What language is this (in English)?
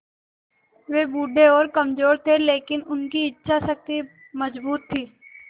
Hindi